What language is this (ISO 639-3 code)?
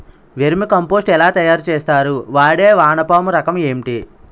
tel